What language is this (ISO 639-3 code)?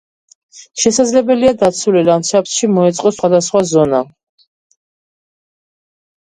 kat